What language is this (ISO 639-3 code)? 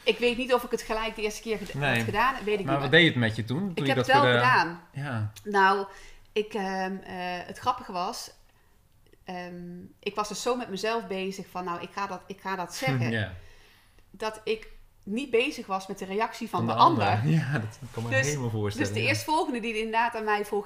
nld